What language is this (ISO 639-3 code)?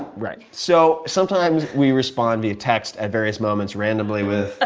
eng